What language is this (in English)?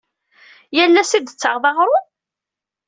Kabyle